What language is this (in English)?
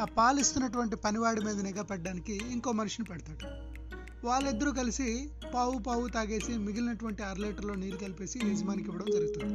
Telugu